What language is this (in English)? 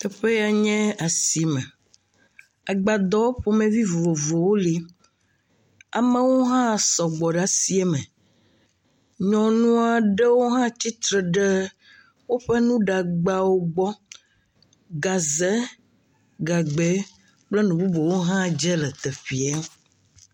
Ewe